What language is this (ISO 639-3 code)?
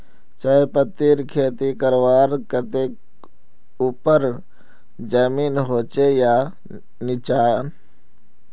mag